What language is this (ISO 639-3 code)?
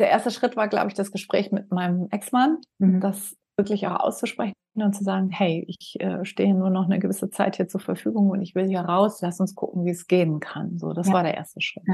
deu